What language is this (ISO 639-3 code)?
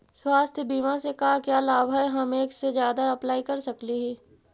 mag